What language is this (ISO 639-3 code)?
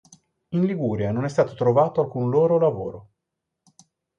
ita